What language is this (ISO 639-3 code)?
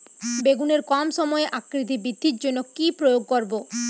ben